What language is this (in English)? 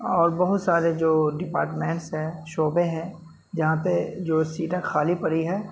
Urdu